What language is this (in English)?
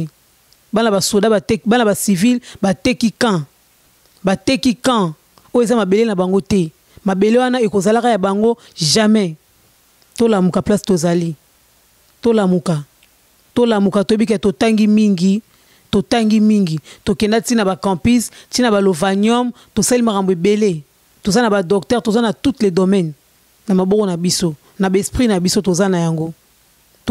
French